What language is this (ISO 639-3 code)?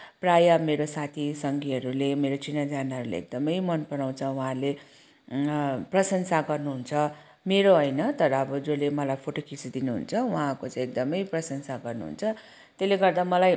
nep